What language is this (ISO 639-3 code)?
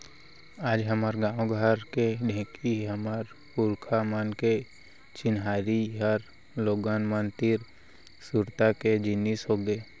hne